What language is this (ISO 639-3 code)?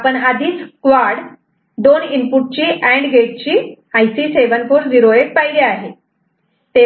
mar